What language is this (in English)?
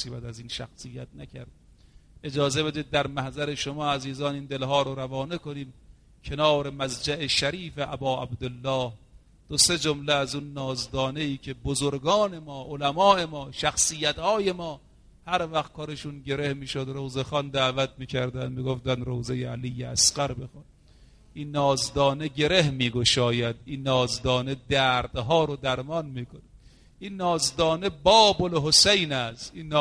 Persian